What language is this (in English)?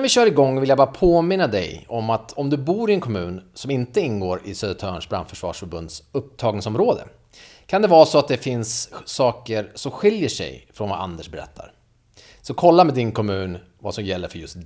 Swedish